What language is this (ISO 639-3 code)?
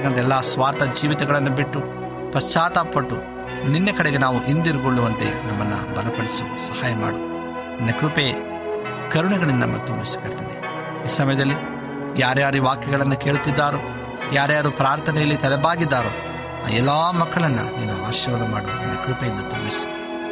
kan